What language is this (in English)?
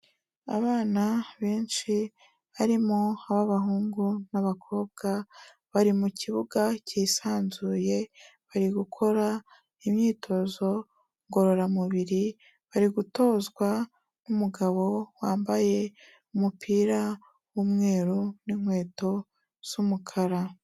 Kinyarwanda